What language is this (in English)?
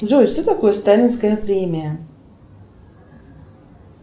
Russian